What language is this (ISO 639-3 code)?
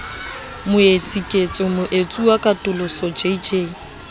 sot